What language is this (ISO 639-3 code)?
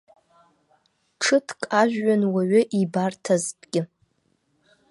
abk